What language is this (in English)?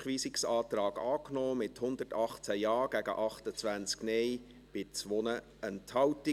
Swiss German